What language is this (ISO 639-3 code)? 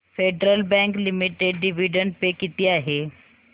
mar